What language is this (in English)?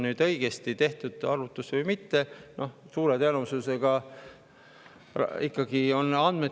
Estonian